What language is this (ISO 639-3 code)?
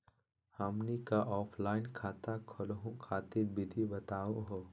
mag